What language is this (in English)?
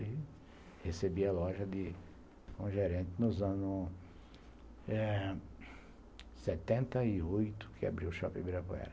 Portuguese